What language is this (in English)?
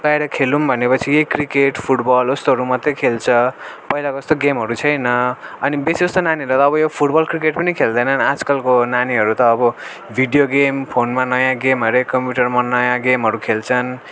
Nepali